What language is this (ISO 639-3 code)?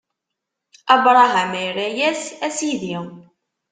kab